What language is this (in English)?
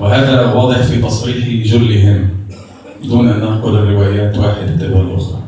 Arabic